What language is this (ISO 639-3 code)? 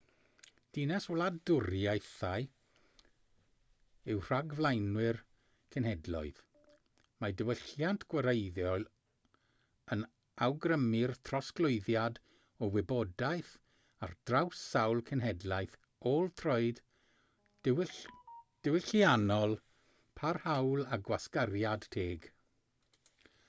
cym